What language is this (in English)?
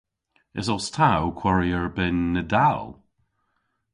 Cornish